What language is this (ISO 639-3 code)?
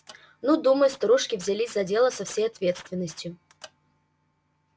rus